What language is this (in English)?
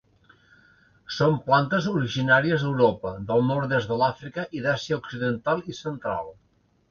Catalan